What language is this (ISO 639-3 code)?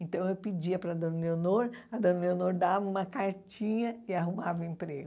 por